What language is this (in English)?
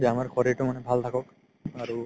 Assamese